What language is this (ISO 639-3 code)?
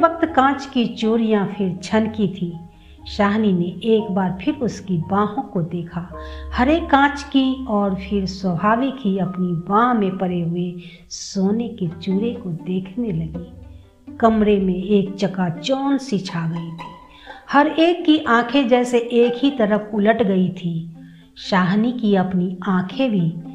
hin